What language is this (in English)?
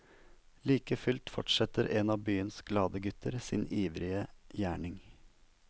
Norwegian